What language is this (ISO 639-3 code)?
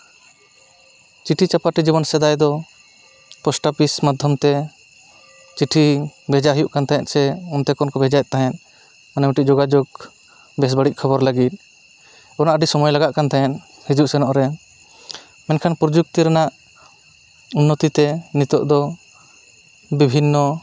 sat